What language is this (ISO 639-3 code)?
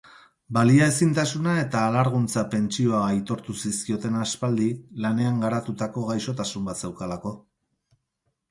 eus